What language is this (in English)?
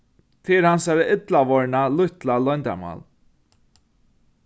Faroese